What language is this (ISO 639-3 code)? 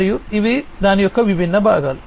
tel